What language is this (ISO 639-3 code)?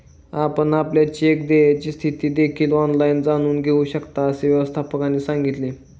mar